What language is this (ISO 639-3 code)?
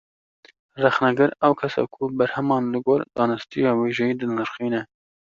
kur